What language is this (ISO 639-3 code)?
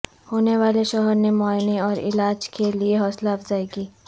urd